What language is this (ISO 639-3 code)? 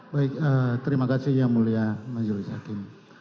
ind